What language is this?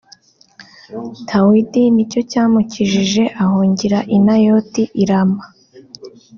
Kinyarwanda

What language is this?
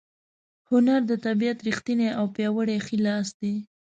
Pashto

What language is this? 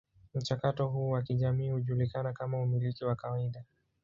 Swahili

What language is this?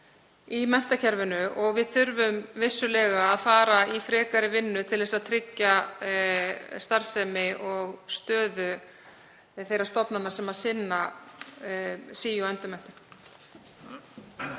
Icelandic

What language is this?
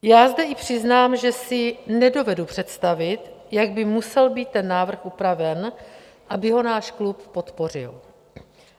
Czech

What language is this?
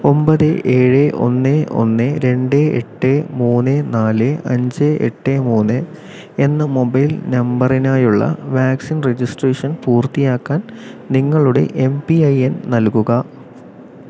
Malayalam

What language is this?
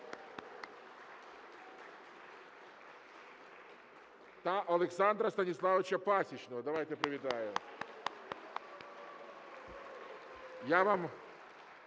Ukrainian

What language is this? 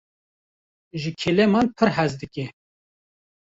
Kurdish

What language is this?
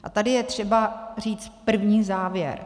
Czech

